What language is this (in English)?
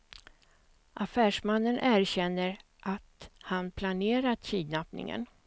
Swedish